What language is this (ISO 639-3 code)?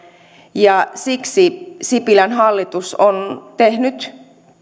fin